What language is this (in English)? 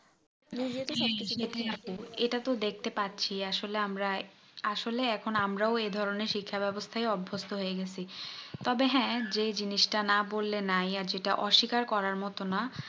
Bangla